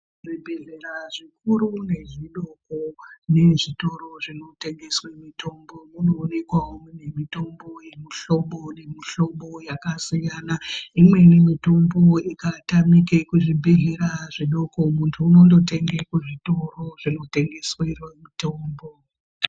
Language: Ndau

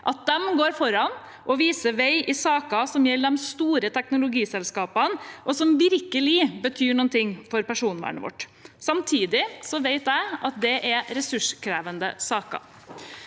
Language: Norwegian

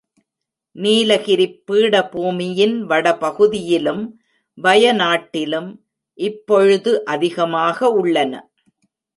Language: Tamil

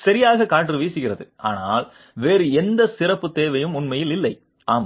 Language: Tamil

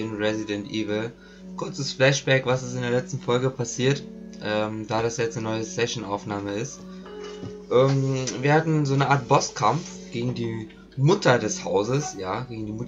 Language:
German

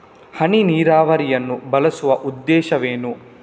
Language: Kannada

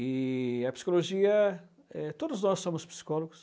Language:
Portuguese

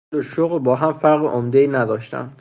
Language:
Persian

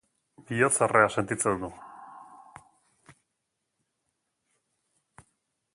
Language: Basque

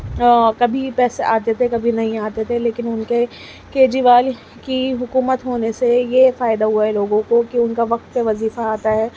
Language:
Urdu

